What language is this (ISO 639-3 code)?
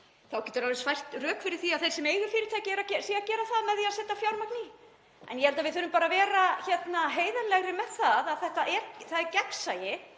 isl